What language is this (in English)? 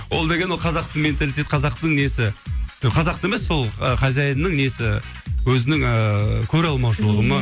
Kazakh